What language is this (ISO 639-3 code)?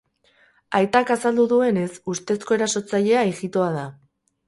eus